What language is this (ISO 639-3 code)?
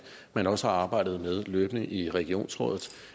dan